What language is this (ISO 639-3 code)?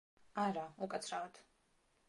kat